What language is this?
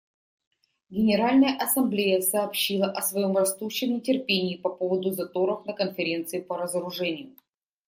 Russian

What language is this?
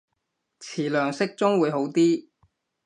Cantonese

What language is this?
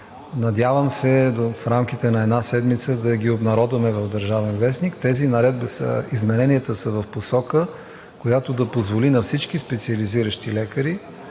Bulgarian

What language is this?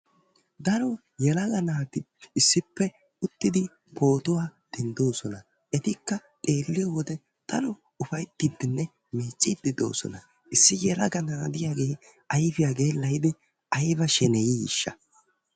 Wolaytta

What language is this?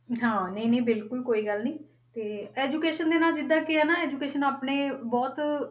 Punjabi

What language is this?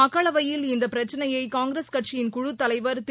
Tamil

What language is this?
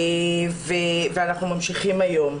Hebrew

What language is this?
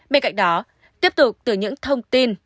Vietnamese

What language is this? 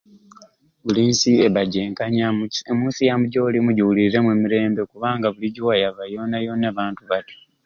Ruuli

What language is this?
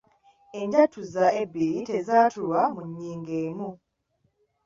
Ganda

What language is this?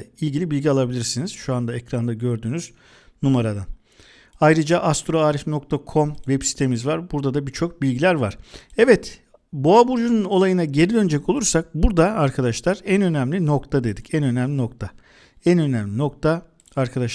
Turkish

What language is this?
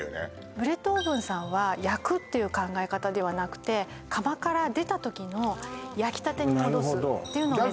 Japanese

